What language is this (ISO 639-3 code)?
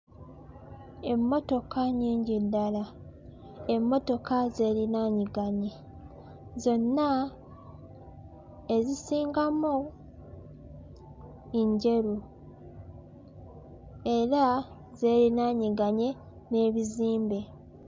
lug